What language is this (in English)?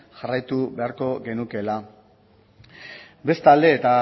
Basque